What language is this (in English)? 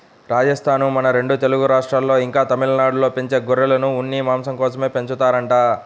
Telugu